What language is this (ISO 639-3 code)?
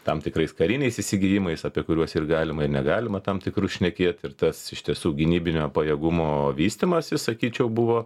lit